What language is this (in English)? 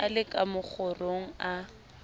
Southern Sotho